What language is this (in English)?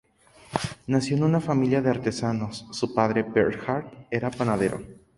Spanish